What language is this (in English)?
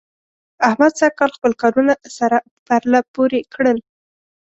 Pashto